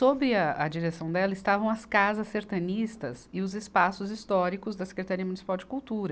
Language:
Portuguese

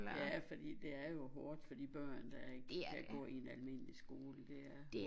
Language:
Danish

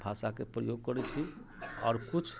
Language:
Maithili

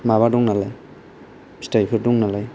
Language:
Bodo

